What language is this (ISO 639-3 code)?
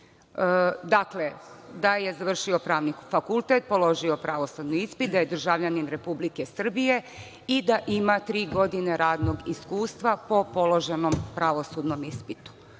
srp